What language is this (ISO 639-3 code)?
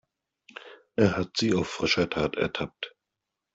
deu